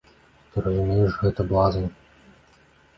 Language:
Belarusian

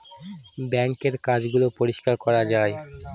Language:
Bangla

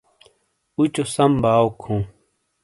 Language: Shina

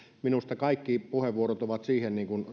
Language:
Finnish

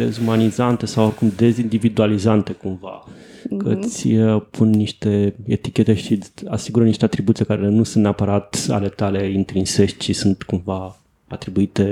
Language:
Romanian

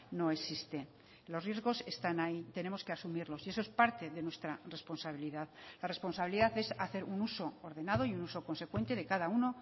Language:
Spanish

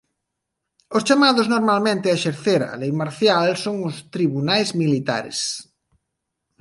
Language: Galician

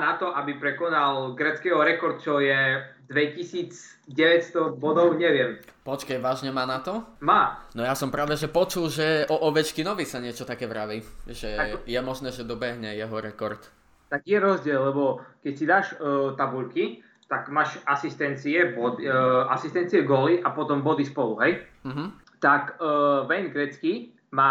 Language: Slovak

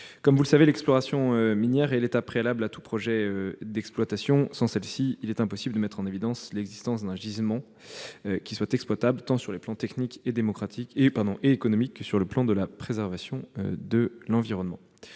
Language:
French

